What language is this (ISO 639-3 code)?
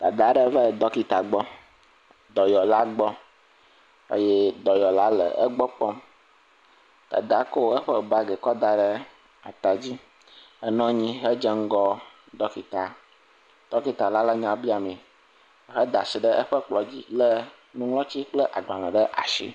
ewe